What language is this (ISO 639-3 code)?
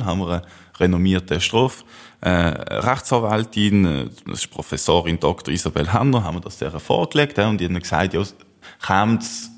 deu